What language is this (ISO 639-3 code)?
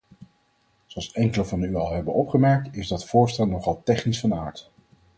nld